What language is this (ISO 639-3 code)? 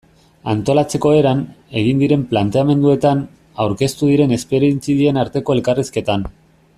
eus